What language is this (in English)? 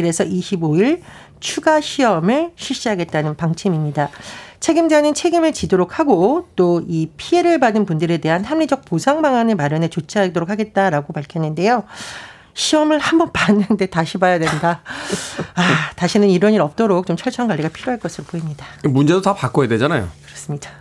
Korean